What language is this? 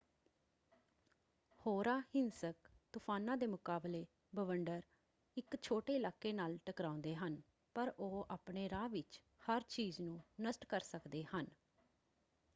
Punjabi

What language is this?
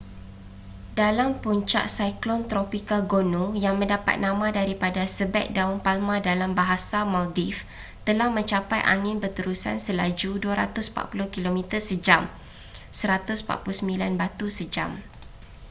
Malay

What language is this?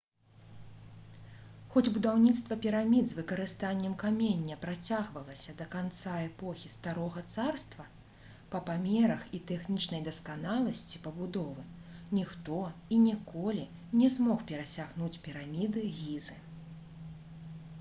Belarusian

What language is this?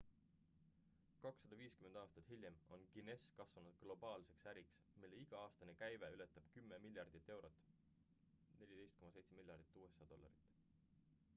Estonian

